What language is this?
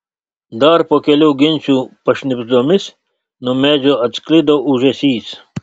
Lithuanian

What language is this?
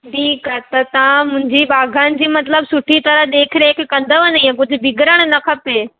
Sindhi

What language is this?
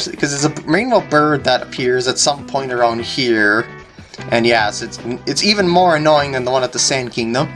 English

